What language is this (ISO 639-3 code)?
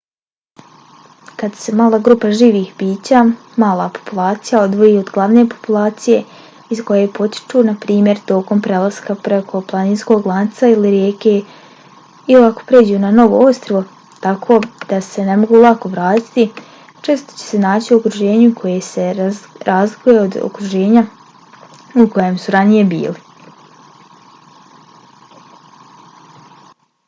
bos